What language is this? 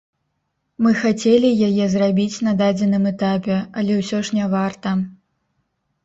Belarusian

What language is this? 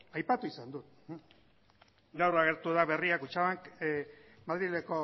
Basque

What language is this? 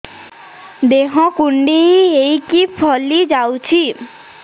Odia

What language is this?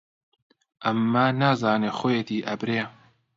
Central Kurdish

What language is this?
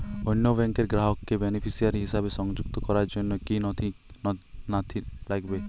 Bangla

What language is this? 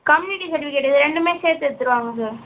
Tamil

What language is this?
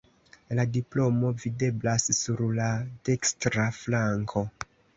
Esperanto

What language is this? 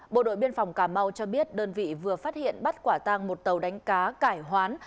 Vietnamese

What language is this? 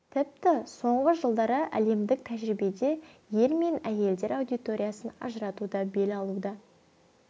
Kazakh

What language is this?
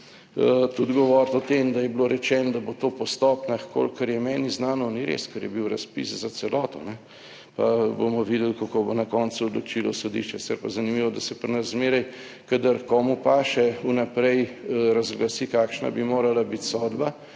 Slovenian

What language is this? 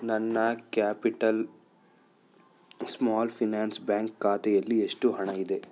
Kannada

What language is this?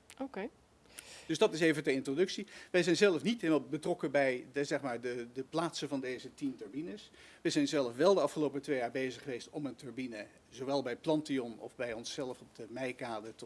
Dutch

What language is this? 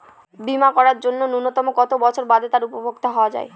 Bangla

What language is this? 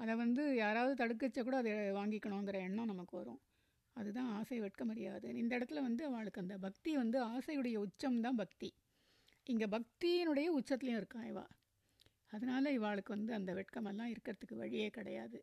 Tamil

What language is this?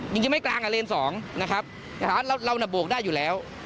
Thai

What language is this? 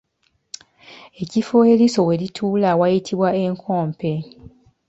Ganda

